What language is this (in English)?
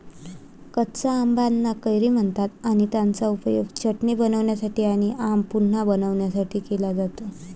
Marathi